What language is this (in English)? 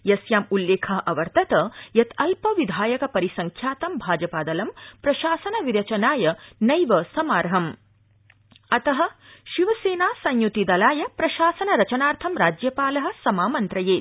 Sanskrit